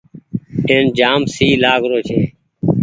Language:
Goaria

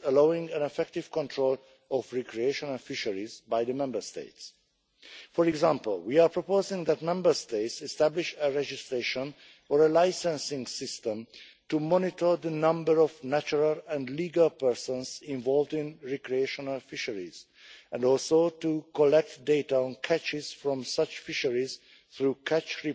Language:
English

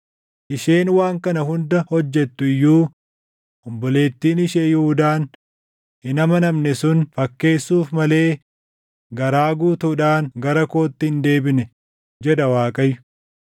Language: Oromo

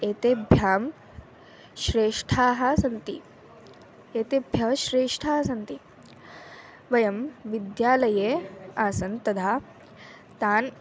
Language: Sanskrit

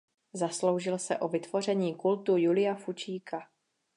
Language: Czech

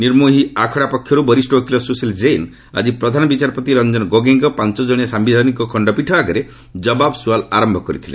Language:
Odia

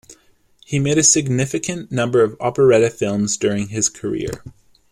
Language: English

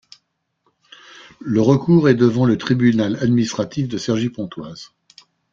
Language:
French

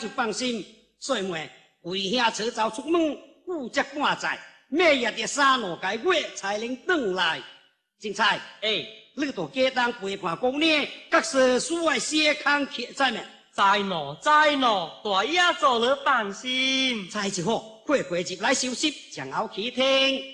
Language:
Chinese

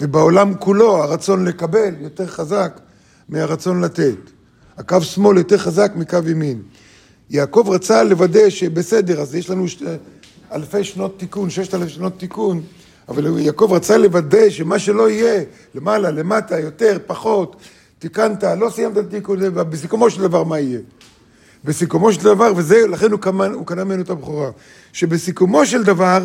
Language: Hebrew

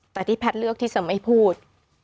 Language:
Thai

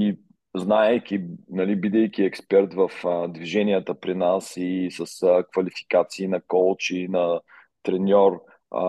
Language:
Bulgarian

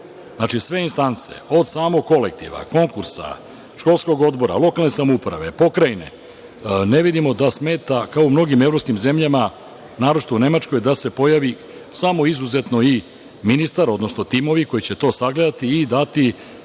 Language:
Serbian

